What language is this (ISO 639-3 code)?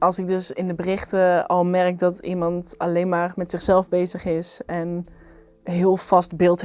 nld